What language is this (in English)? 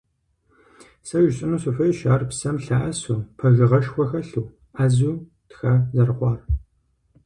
Kabardian